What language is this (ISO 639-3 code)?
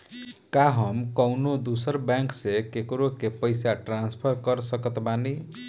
bho